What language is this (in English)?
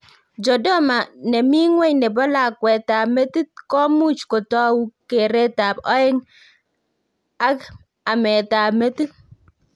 Kalenjin